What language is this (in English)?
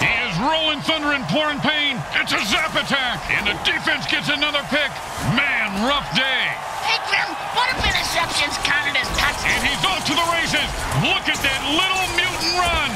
English